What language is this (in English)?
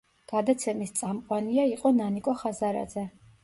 Georgian